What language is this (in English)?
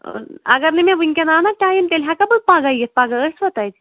Kashmiri